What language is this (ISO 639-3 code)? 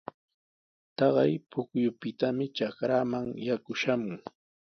qws